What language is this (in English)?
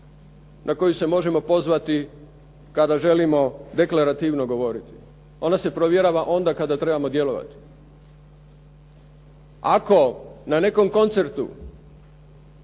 Croatian